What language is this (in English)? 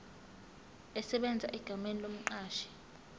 Zulu